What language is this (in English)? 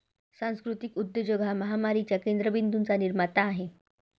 Marathi